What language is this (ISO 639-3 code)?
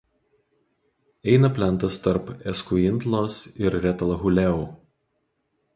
lit